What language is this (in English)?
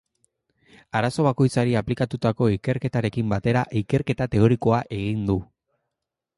Basque